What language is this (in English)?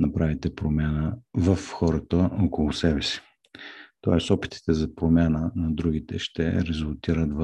Bulgarian